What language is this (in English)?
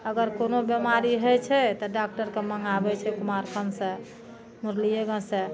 Maithili